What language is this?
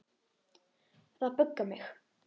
Icelandic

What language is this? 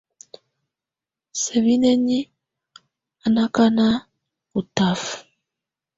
Tunen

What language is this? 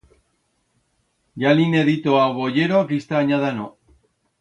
Aragonese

